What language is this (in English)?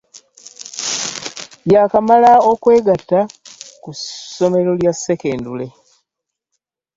Ganda